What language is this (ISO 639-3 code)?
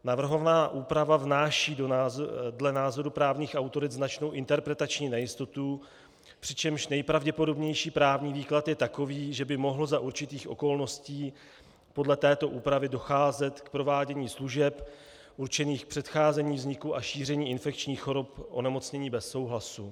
ces